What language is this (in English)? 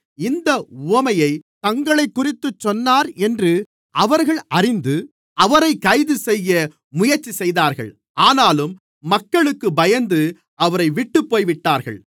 Tamil